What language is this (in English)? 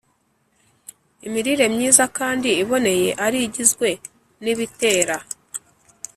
Kinyarwanda